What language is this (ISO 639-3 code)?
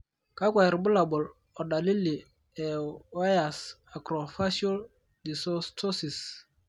mas